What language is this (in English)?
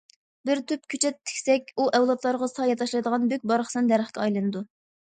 Uyghur